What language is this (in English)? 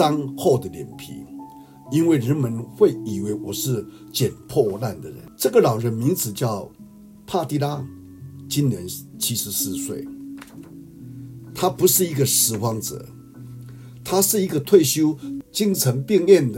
Chinese